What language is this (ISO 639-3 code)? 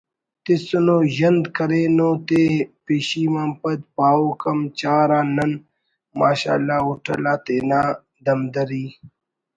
brh